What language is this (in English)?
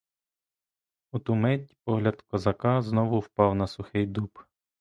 Ukrainian